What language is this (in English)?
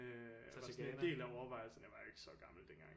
Danish